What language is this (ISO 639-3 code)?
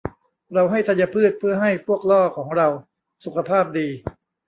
tha